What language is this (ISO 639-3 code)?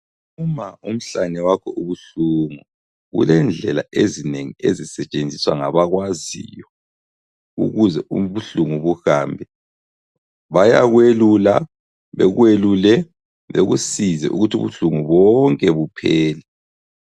nde